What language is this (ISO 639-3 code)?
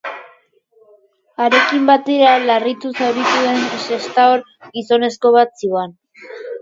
eus